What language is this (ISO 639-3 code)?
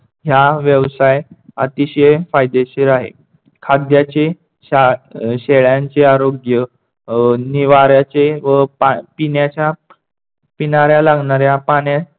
mar